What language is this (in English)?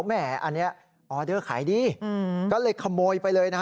Thai